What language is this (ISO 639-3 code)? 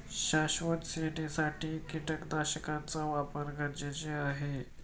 mar